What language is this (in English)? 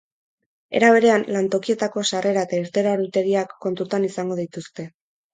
Basque